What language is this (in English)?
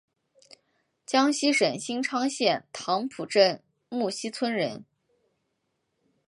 Chinese